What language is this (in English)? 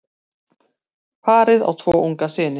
Icelandic